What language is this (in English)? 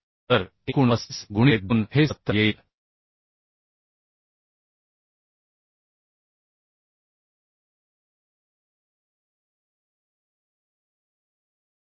Marathi